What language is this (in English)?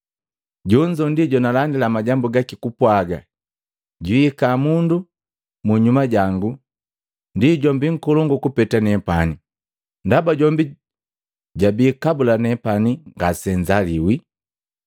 Matengo